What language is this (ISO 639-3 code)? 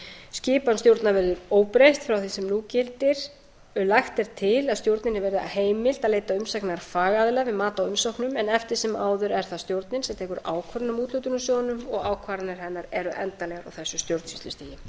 isl